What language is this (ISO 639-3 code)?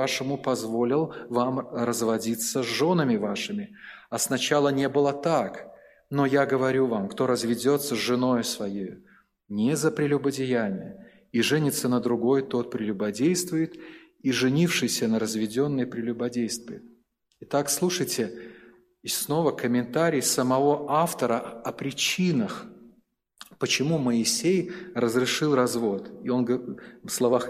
rus